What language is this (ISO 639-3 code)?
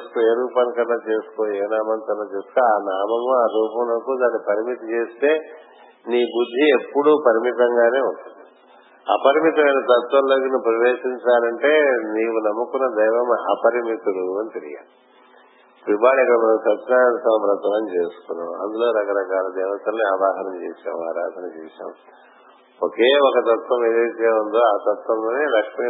tel